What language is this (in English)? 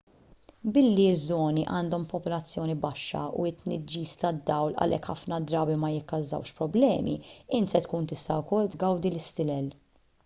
Maltese